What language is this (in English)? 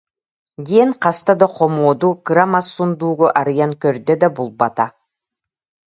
Yakut